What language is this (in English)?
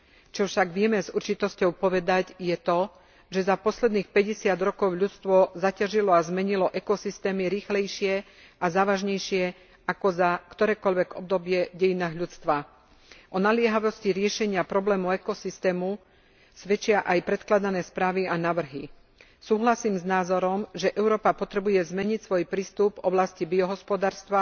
Slovak